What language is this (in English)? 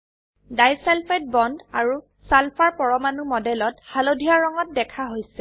Assamese